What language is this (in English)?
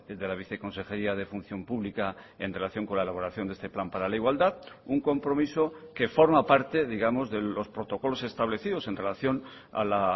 Spanish